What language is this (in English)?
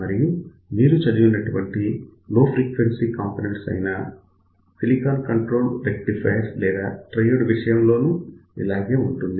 Telugu